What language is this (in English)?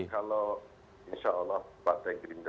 Indonesian